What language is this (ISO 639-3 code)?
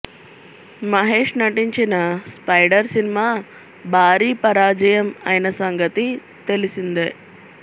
tel